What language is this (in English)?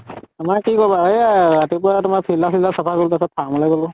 Assamese